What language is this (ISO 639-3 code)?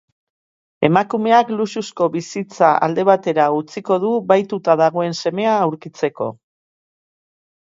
eus